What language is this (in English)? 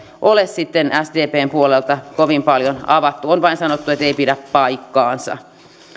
Finnish